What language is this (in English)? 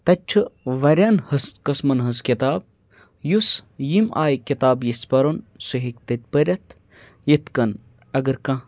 Kashmiri